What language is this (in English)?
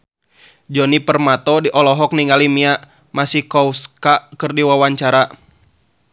Sundanese